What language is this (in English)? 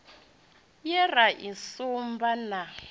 Venda